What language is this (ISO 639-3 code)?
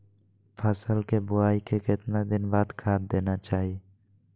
mag